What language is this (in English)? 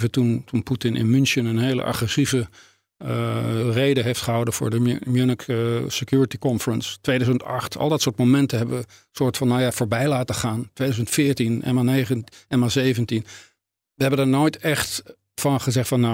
Dutch